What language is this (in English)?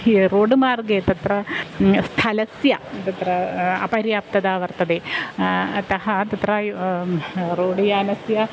Sanskrit